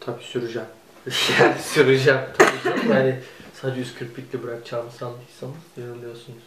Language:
Turkish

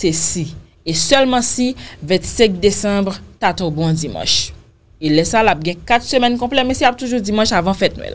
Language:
French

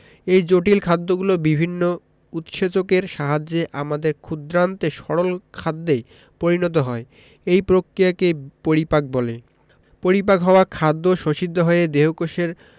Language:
Bangla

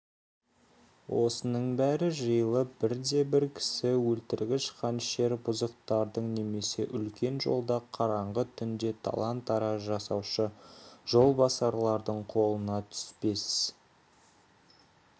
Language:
Kazakh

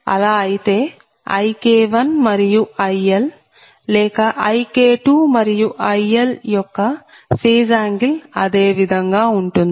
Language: Telugu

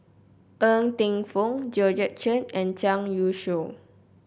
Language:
English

